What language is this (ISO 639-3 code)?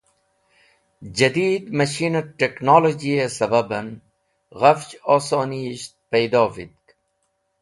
wbl